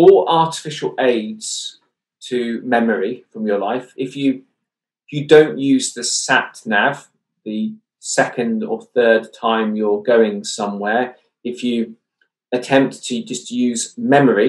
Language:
English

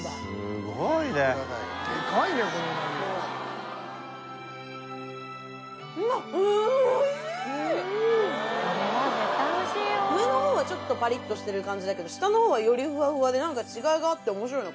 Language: Japanese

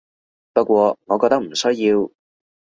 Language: Cantonese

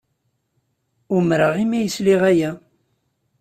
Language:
Kabyle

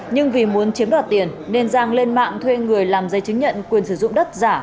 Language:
Vietnamese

